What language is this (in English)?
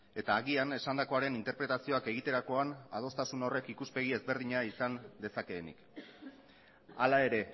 Basque